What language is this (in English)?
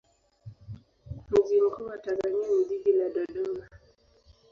Swahili